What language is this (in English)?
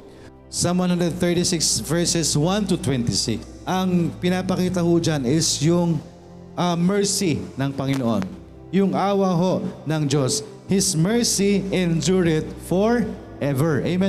Filipino